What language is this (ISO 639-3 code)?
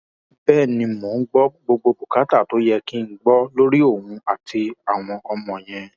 yor